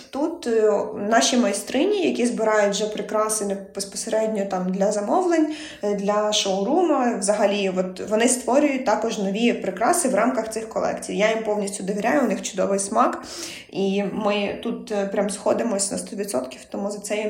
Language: Ukrainian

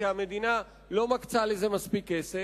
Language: Hebrew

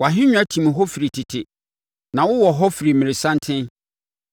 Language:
Akan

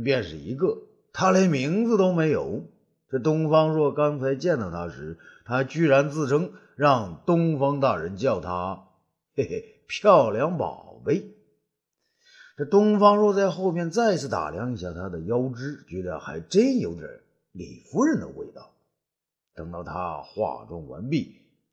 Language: Chinese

